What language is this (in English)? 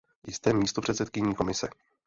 Czech